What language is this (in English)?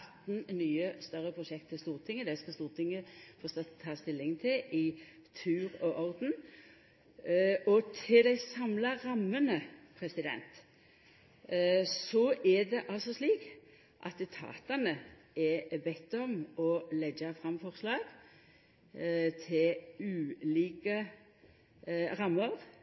Norwegian Nynorsk